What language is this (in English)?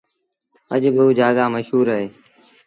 Sindhi Bhil